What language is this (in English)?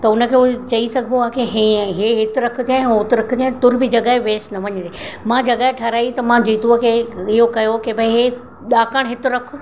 Sindhi